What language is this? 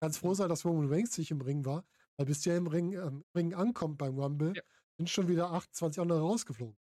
German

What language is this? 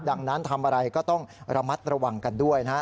Thai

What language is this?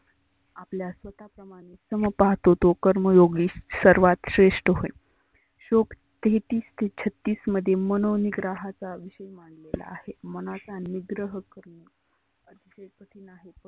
Marathi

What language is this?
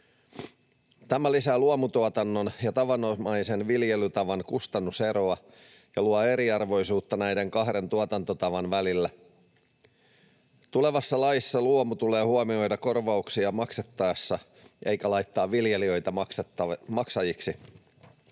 Finnish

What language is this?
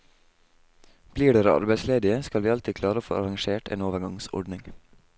Norwegian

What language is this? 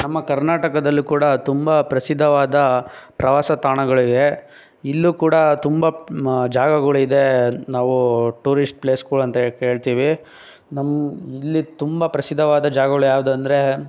Kannada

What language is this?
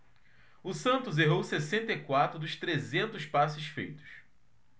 Portuguese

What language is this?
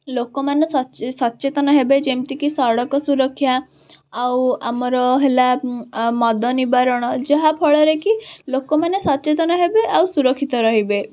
Odia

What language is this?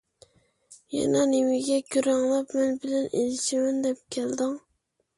Uyghur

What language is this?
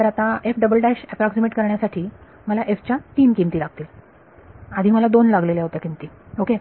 Marathi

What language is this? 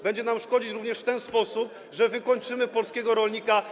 Polish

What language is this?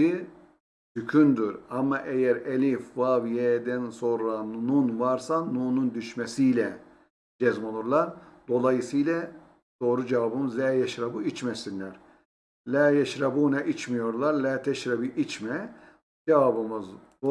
Turkish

